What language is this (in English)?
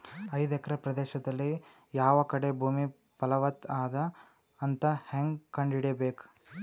Kannada